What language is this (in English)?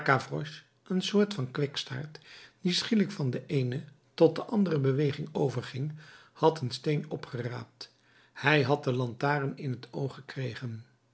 Dutch